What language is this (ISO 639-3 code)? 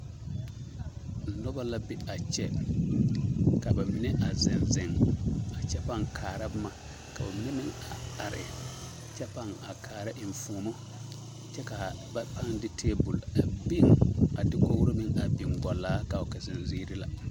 dga